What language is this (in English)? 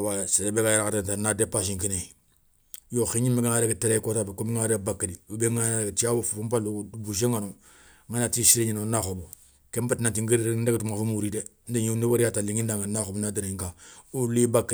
Soninke